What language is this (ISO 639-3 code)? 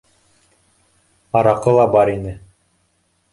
bak